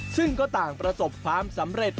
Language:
Thai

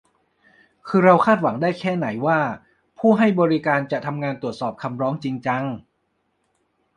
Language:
Thai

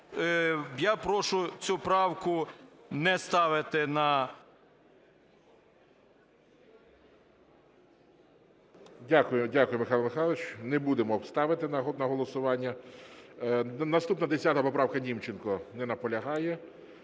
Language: Ukrainian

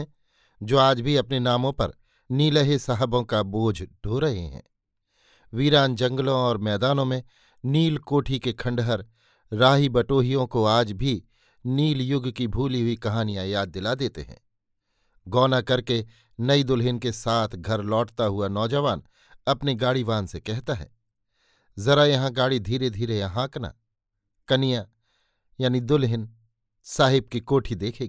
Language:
Hindi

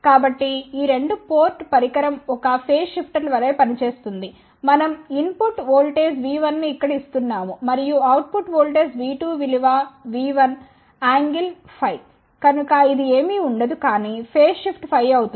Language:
Telugu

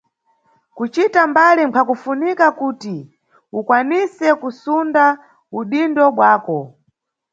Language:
Nyungwe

